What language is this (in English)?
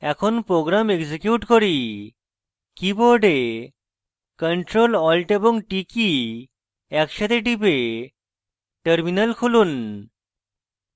Bangla